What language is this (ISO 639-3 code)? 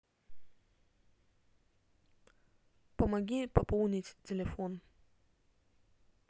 rus